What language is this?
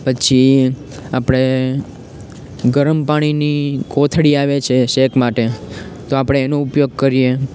Gujarati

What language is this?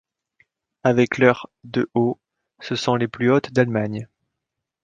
French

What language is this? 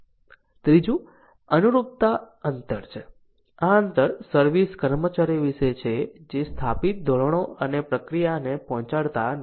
Gujarati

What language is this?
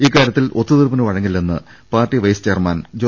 Malayalam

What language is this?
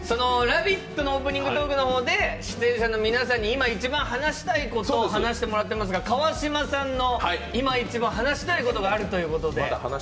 Japanese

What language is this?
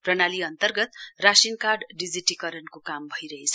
Nepali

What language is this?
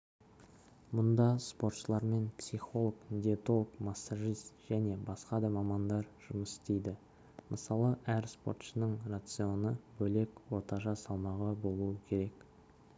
Kazakh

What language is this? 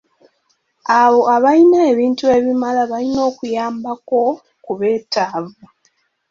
Ganda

